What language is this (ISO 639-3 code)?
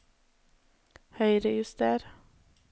nor